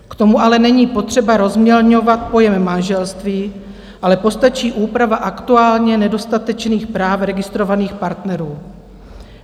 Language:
Czech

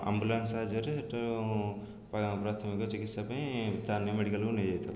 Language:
Odia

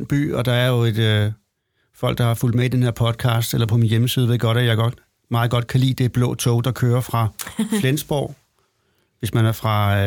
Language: Danish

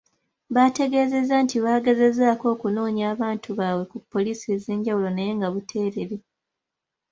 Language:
Ganda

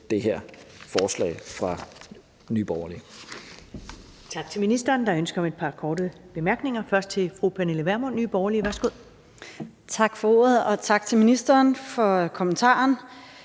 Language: Danish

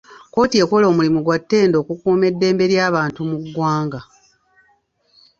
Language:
Ganda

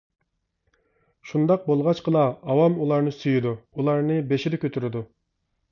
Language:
Uyghur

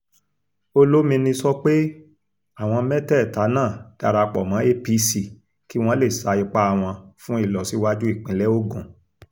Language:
Yoruba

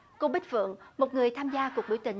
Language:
Vietnamese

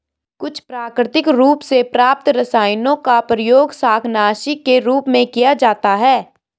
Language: Hindi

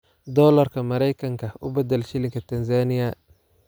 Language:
Somali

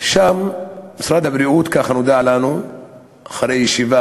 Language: Hebrew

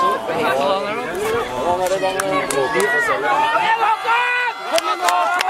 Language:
Norwegian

